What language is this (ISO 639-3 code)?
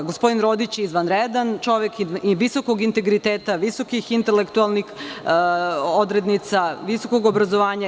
srp